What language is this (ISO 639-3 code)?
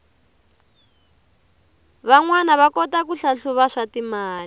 tso